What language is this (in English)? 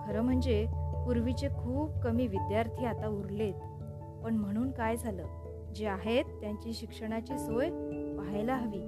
Marathi